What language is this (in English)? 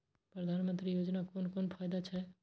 Maithili